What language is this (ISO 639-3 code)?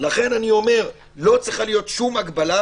heb